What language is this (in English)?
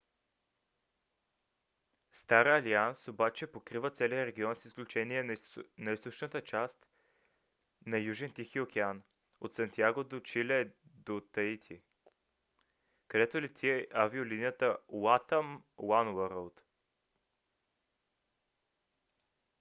Bulgarian